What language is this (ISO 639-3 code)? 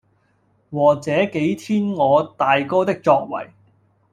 yue